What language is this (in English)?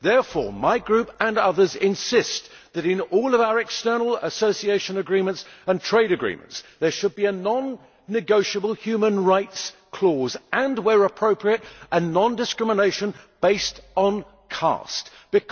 English